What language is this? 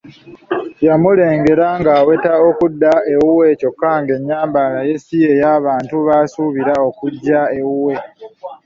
Ganda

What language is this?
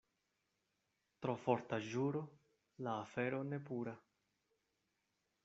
Esperanto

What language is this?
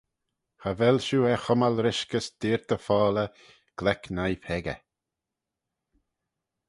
Manx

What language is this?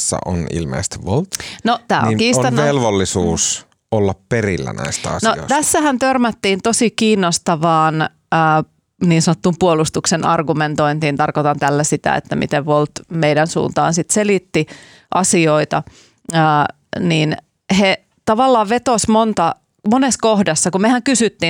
Finnish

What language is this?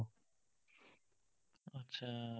Assamese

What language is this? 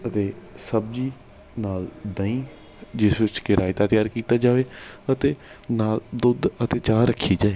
Punjabi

